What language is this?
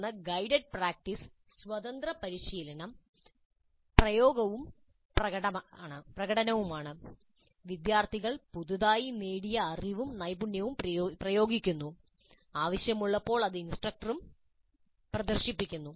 Malayalam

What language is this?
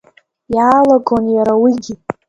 Abkhazian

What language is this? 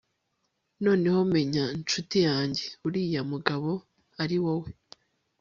Kinyarwanda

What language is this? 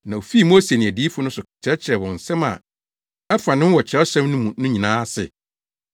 Akan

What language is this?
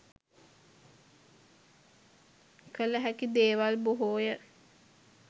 Sinhala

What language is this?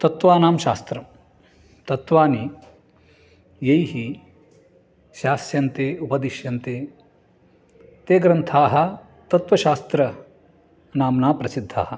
Sanskrit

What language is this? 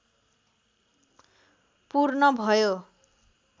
Nepali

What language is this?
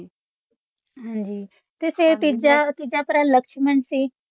Punjabi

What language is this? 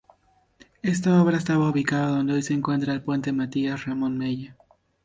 Spanish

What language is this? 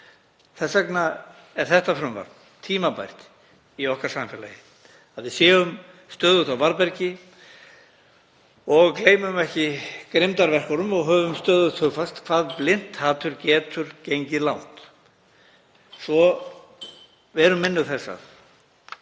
Icelandic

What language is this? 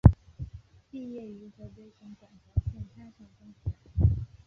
Chinese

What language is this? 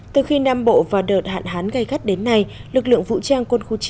Vietnamese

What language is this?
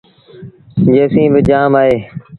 Sindhi Bhil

